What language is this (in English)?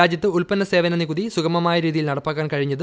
Malayalam